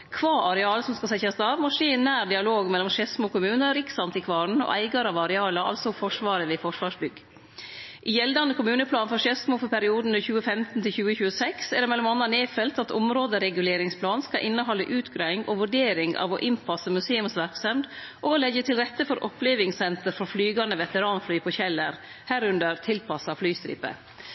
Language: Norwegian Nynorsk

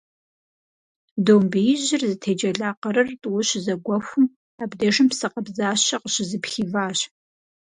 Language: Kabardian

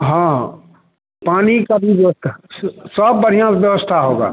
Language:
Hindi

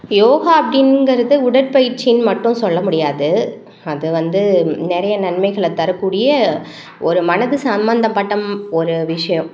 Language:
Tamil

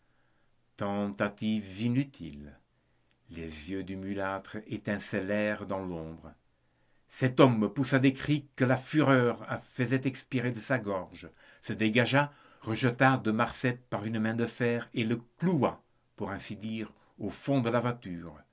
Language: French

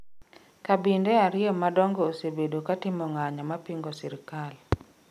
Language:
Luo (Kenya and Tanzania)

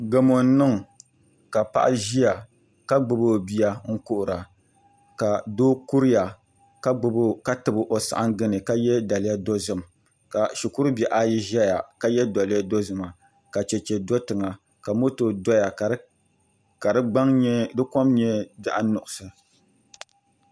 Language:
Dagbani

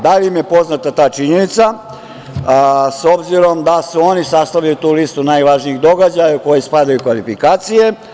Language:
Serbian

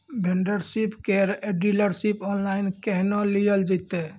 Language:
Maithili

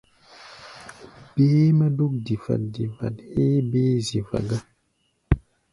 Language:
Gbaya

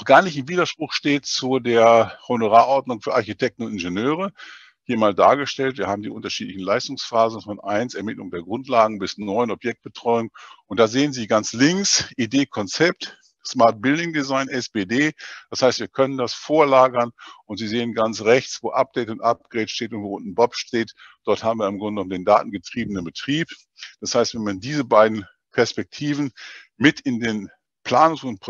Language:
German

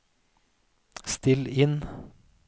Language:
Norwegian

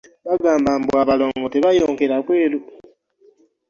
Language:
Ganda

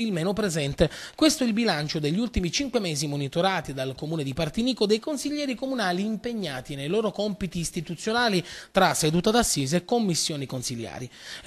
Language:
Italian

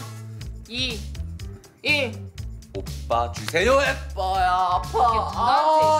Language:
Korean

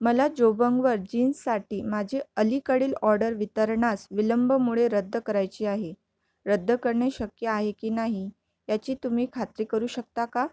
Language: Marathi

